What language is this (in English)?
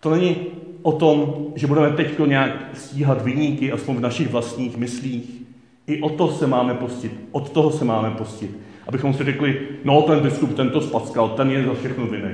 Czech